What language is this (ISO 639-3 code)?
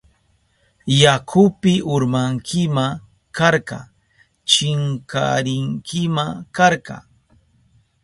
qup